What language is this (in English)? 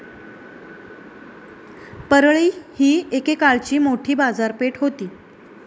Marathi